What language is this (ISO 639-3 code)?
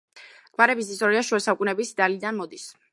kat